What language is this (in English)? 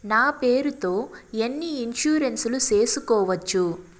Telugu